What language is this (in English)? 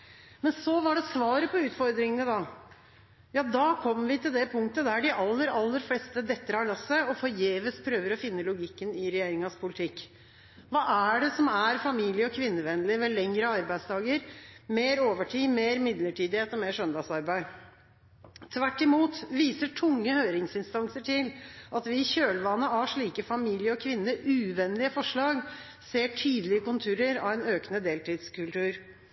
Norwegian Bokmål